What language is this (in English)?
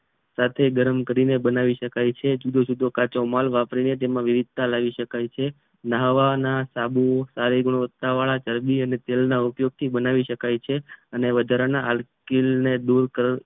Gujarati